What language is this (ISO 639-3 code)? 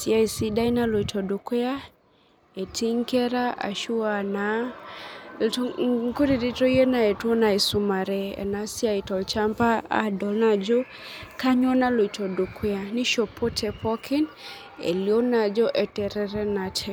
mas